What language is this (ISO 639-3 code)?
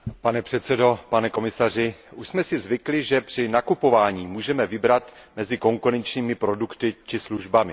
ces